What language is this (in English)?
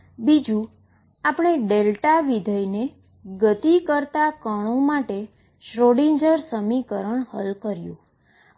Gujarati